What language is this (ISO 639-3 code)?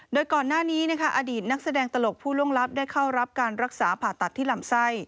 tha